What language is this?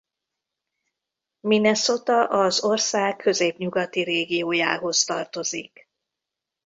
Hungarian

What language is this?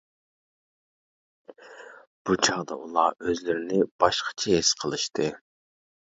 Uyghur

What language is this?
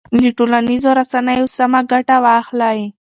Pashto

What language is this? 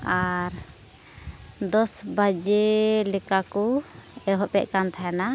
Santali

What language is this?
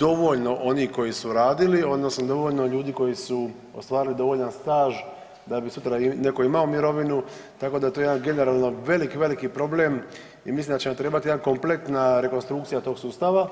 Croatian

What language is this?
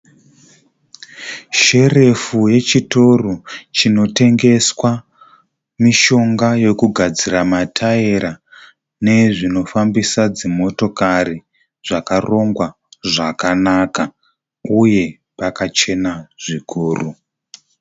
Shona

